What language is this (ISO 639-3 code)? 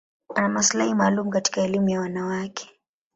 swa